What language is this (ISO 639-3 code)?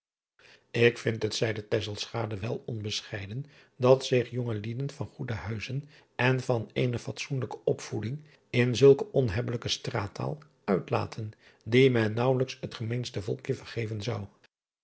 nld